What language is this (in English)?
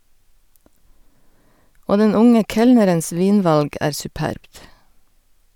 Norwegian